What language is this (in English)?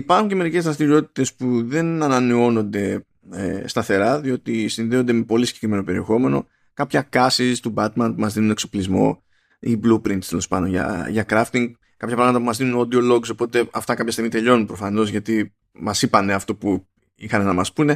Greek